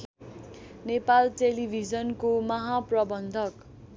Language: Nepali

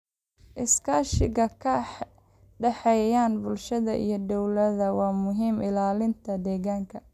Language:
Somali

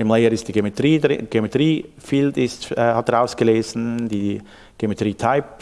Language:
German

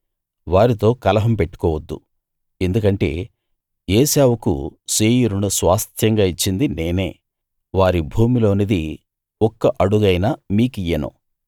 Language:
Telugu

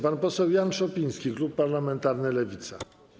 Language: Polish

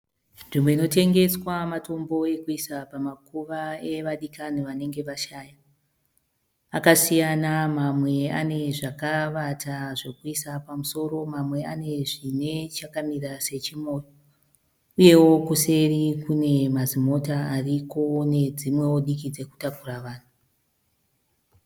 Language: Shona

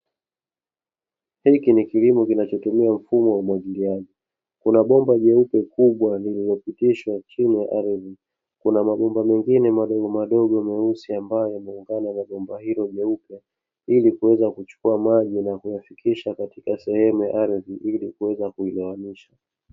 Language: Swahili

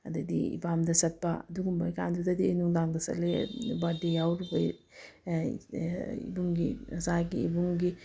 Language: Manipuri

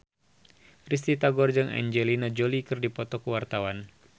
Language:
Sundanese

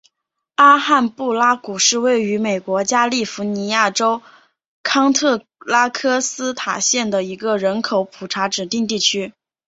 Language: Chinese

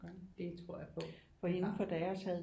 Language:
Danish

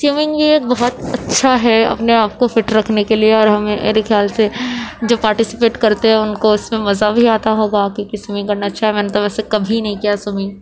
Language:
Urdu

